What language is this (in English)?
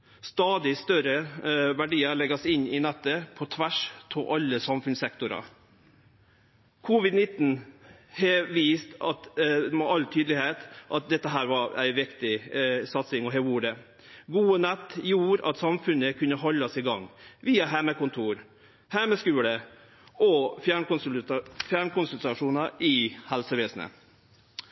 Norwegian Nynorsk